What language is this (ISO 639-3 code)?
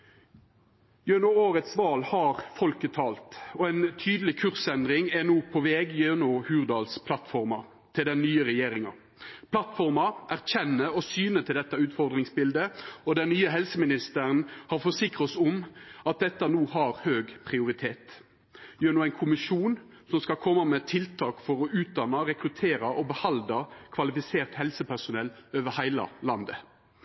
nno